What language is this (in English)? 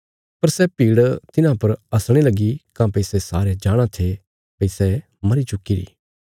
Bilaspuri